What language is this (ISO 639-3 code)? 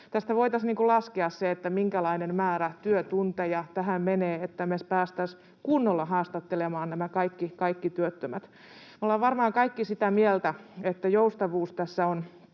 fin